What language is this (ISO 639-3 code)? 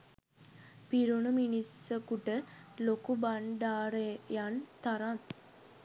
sin